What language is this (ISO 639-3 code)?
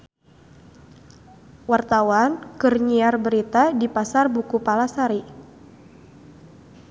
sun